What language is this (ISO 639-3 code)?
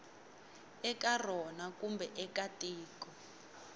tso